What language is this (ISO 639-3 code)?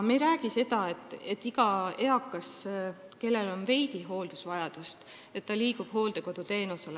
est